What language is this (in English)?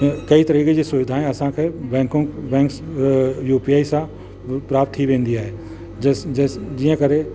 Sindhi